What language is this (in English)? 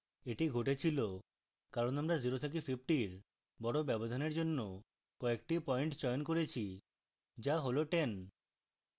Bangla